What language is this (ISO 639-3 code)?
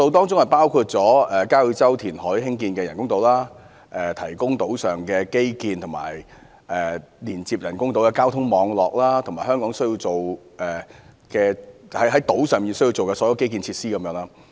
yue